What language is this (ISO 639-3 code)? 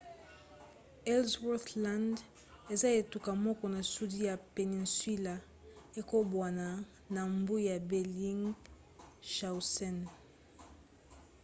lin